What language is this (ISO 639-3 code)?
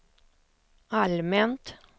swe